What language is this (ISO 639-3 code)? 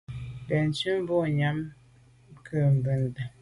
byv